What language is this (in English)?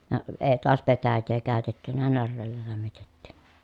Finnish